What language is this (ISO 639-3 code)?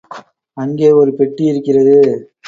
tam